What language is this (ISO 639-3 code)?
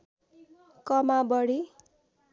nep